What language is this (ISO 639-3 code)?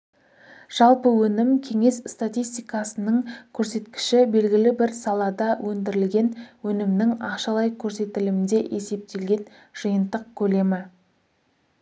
kaz